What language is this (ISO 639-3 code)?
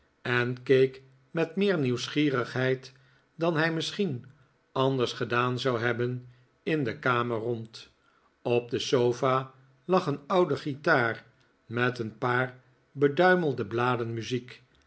nld